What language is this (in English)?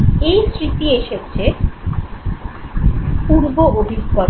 Bangla